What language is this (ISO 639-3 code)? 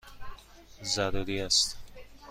fas